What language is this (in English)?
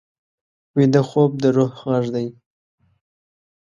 Pashto